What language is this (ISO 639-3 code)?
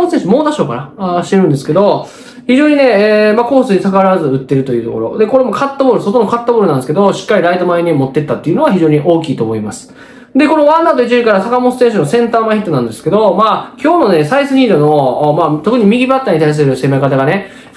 jpn